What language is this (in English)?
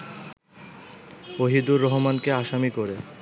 Bangla